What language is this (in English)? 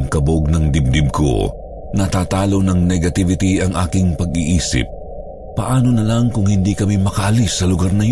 Filipino